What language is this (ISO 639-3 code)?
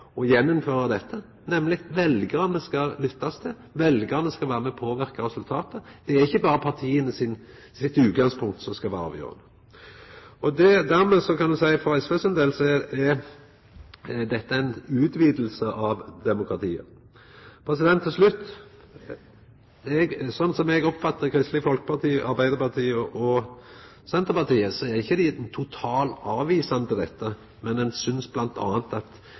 nno